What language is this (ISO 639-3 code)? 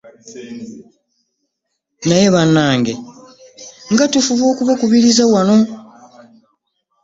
lug